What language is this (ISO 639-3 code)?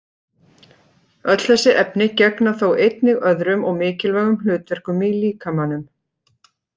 isl